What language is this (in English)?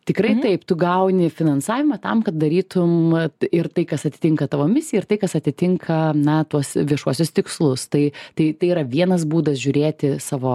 Lithuanian